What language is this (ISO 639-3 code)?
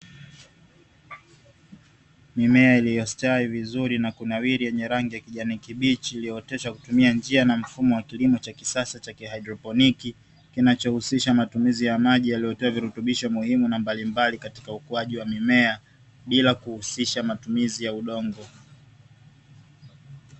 swa